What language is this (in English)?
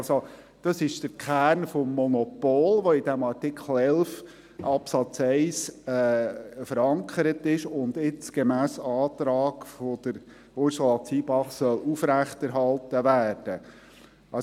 Swiss German